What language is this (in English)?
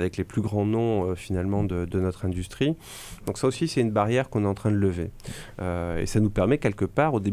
French